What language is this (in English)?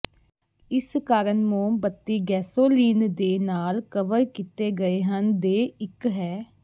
Punjabi